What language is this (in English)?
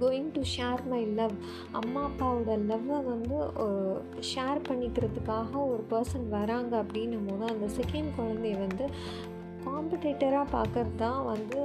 Tamil